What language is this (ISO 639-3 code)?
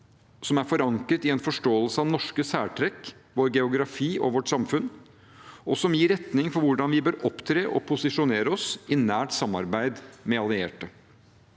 nor